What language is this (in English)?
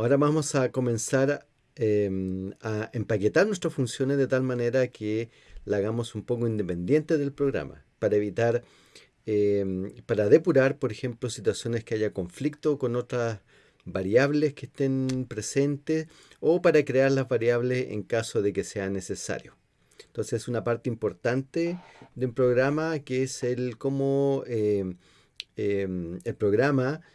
Spanish